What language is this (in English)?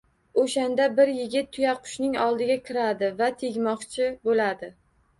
Uzbek